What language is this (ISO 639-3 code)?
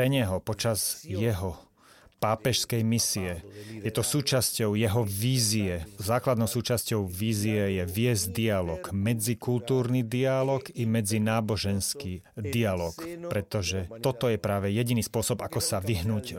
slk